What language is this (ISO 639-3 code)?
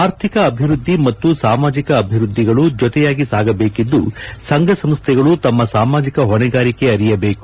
kan